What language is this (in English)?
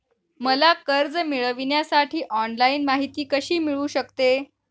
Marathi